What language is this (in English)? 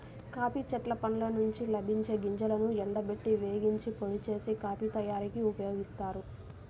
Telugu